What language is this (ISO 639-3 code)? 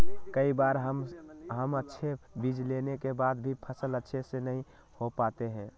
mag